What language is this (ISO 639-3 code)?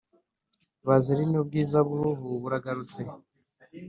kin